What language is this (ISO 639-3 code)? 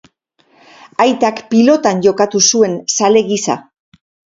eus